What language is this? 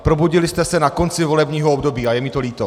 Czech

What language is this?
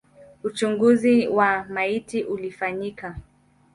Swahili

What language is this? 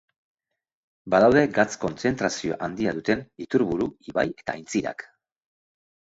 Basque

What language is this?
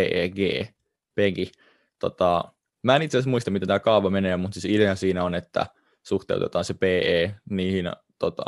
Finnish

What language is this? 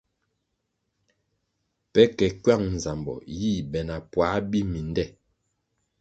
Kwasio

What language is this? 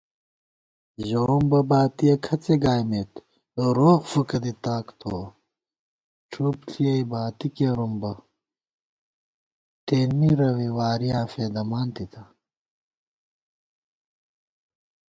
Gawar-Bati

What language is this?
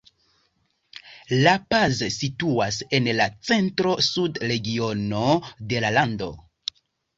Esperanto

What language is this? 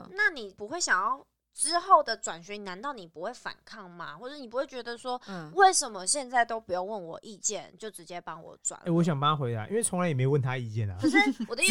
Chinese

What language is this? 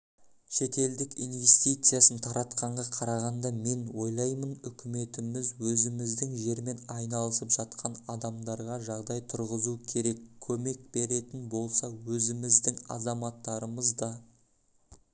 Kazakh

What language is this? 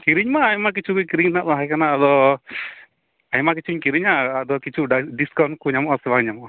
Santali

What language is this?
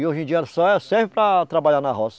Portuguese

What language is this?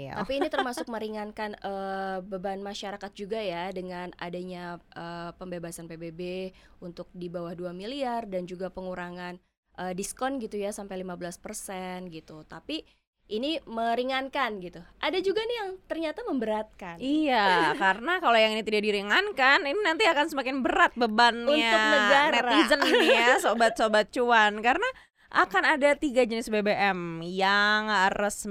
Indonesian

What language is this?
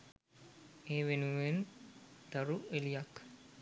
Sinhala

